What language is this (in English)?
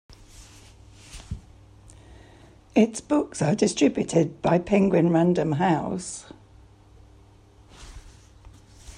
English